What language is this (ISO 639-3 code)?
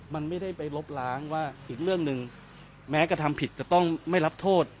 tha